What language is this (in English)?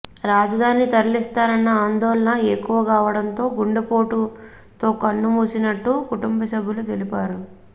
Telugu